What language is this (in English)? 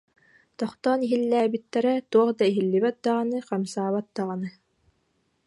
Yakut